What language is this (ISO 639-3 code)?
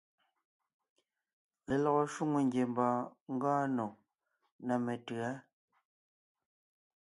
nnh